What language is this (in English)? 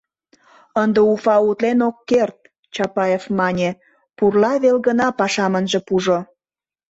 Mari